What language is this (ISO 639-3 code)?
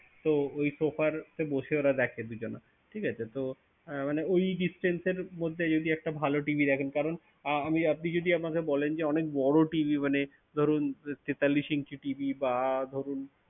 ben